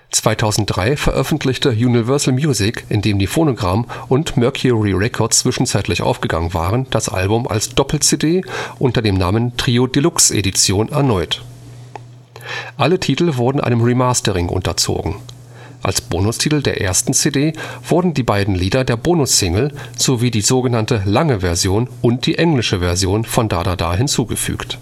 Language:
German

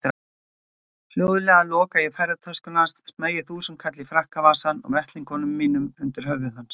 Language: Icelandic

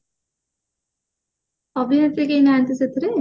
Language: Odia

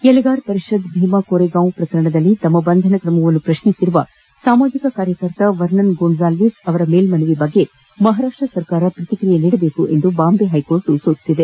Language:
Kannada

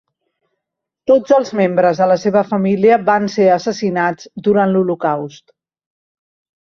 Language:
Catalan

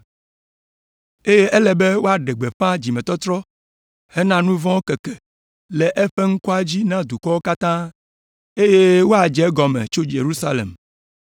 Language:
Ewe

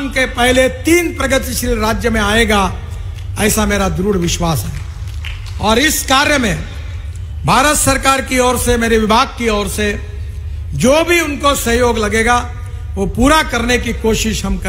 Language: Hindi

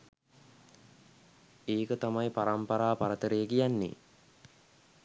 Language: Sinhala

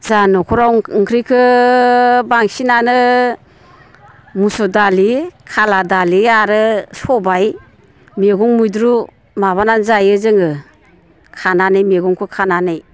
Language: Bodo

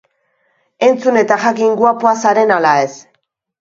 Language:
Basque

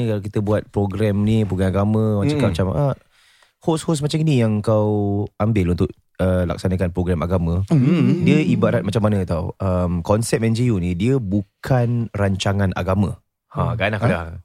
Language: Malay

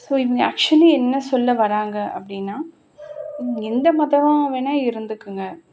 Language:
Tamil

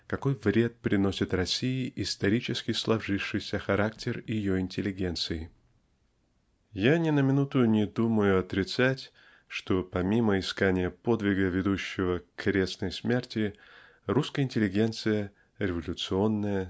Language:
Russian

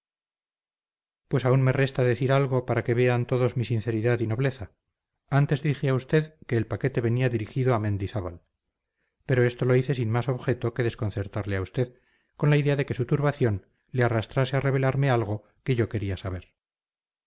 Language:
Spanish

